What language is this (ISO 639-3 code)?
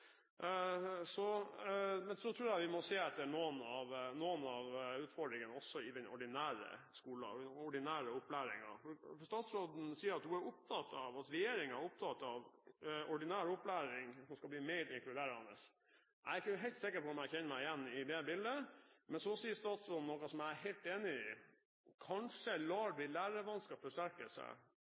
nob